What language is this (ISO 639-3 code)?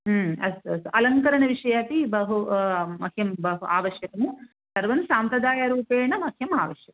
san